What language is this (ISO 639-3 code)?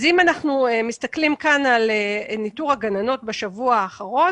heb